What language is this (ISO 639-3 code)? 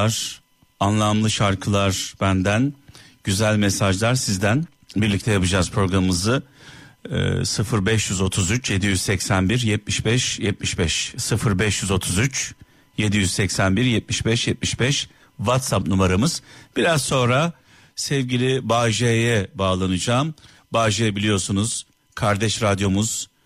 tur